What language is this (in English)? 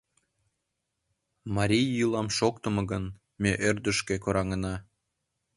Mari